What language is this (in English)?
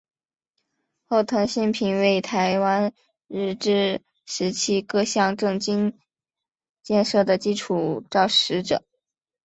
Chinese